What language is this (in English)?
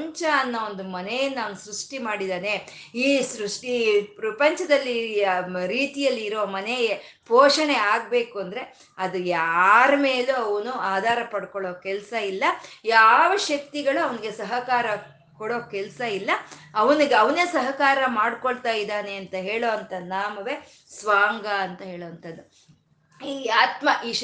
Kannada